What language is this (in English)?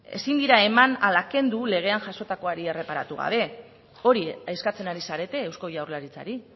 Basque